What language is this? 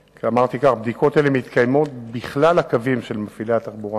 Hebrew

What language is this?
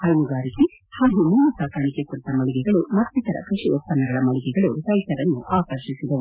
Kannada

